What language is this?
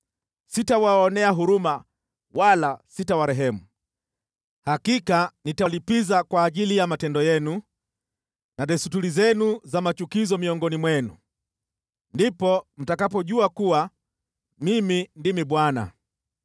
Swahili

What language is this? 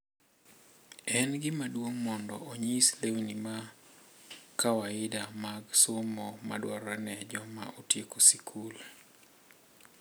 Luo (Kenya and Tanzania)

